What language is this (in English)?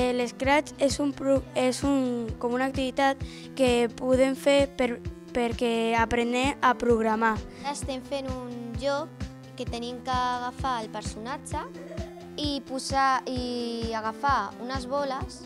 Spanish